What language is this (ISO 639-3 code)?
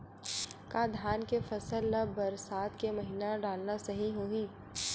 hne